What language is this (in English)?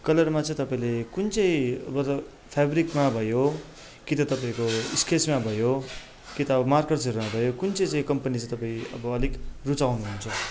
Nepali